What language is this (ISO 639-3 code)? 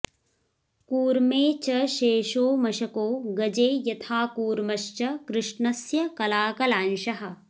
san